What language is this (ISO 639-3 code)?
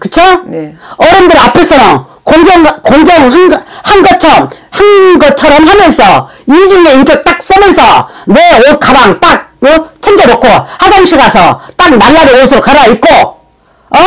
kor